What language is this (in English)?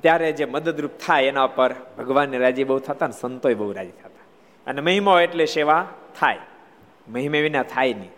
Gujarati